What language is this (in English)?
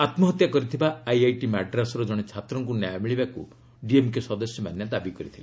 Odia